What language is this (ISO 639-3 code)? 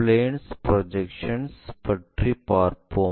tam